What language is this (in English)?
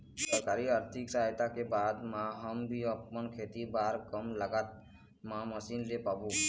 Chhattisgarhi